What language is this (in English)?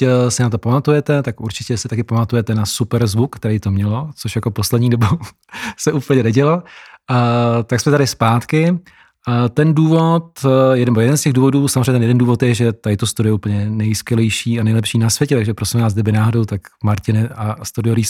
Czech